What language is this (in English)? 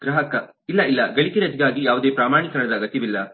Kannada